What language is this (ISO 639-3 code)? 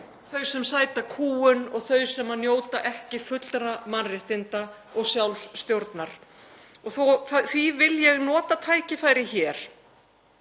isl